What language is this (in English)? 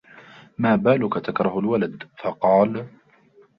Arabic